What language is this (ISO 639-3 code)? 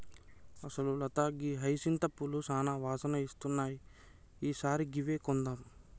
tel